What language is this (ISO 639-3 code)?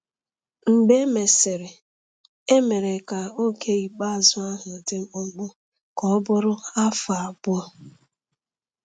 ibo